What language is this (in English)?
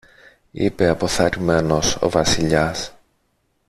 Greek